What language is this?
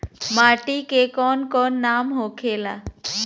Bhojpuri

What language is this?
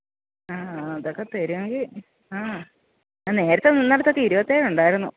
Malayalam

